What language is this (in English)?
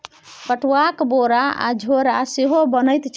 Maithili